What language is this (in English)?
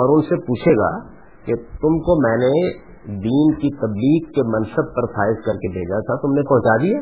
Urdu